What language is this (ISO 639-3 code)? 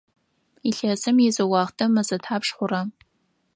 ady